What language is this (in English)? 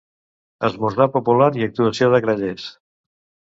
Catalan